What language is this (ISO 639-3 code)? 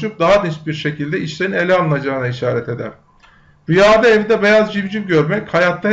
tur